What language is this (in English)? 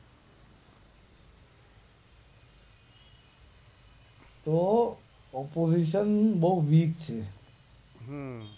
Gujarati